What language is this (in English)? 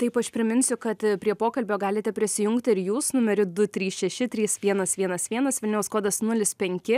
Lithuanian